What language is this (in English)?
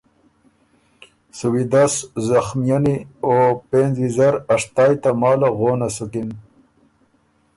Ormuri